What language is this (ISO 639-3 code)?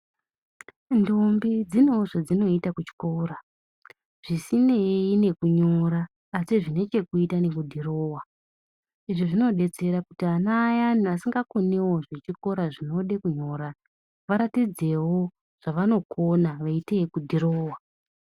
ndc